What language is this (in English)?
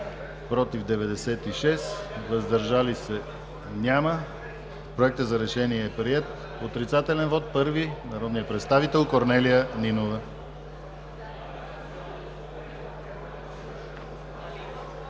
Bulgarian